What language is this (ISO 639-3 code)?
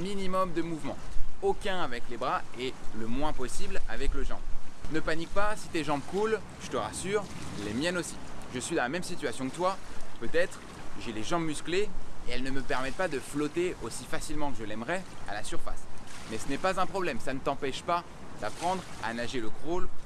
fra